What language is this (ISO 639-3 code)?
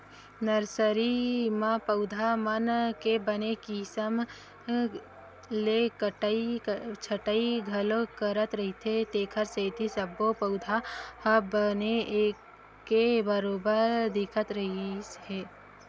hne